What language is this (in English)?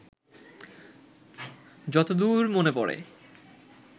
Bangla